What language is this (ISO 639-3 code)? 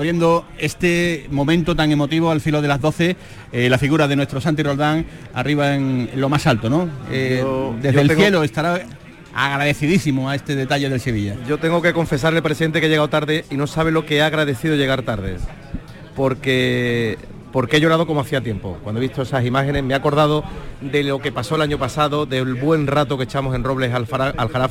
spa